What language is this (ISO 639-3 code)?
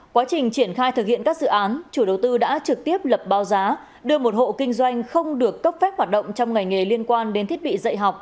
vie